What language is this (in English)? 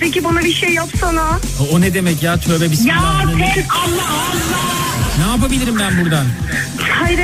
Turkish